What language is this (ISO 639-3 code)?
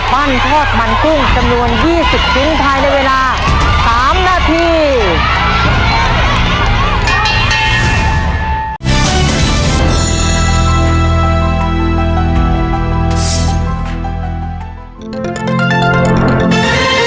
tha